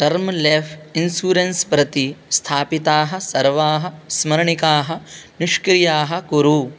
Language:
Sanskrit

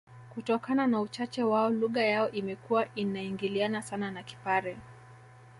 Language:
Swahili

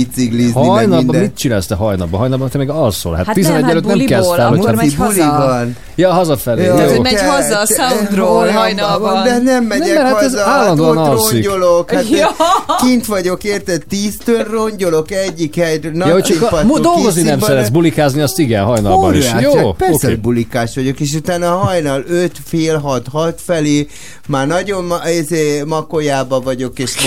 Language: Hungarian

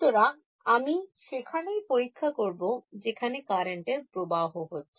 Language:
Bangla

